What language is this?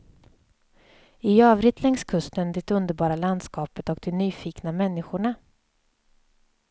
Swedish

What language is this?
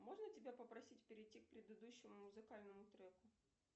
Russian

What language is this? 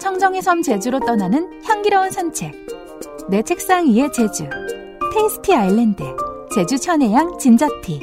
Korean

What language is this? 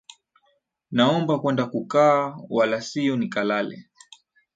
Swahili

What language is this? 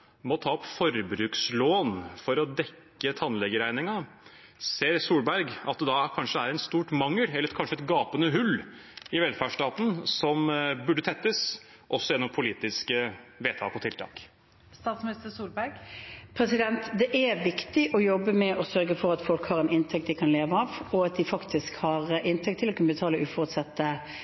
Norwegian Bokmål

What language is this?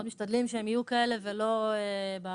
Hebrew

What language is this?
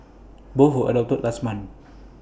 English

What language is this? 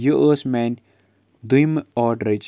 Kashmiri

